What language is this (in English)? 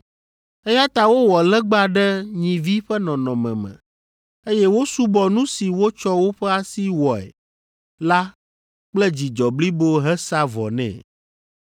Ewe